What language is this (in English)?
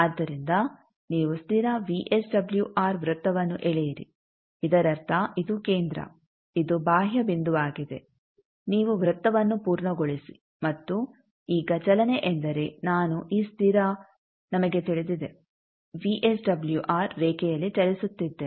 Kannada